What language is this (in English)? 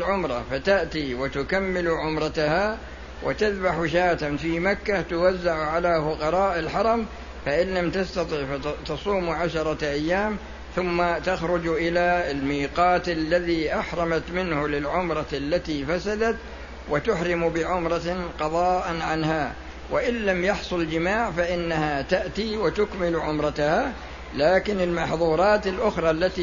Arabic